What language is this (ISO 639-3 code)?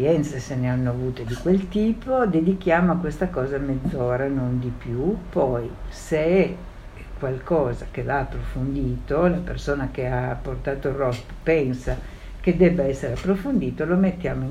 ita